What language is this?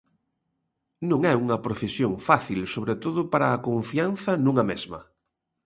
Galician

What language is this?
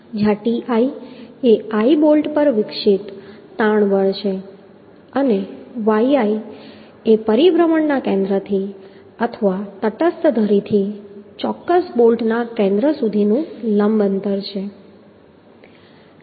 Gujarati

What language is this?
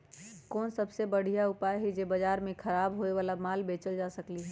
Magahi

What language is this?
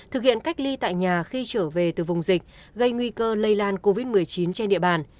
Vietnamese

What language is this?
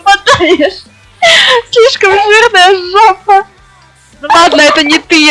Russian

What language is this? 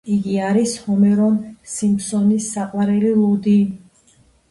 Georgian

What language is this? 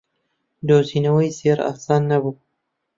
Central Kurdish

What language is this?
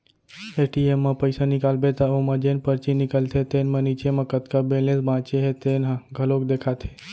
Chhattisgarhi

